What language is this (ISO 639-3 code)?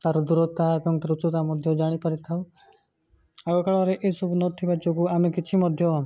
ori